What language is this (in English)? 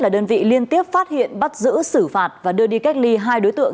Vietnamese